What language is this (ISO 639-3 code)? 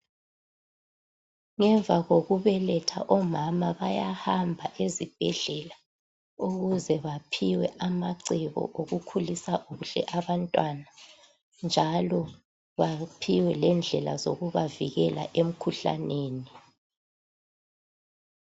nde